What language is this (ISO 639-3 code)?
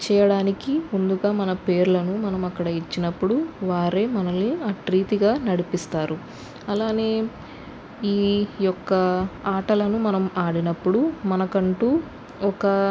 tel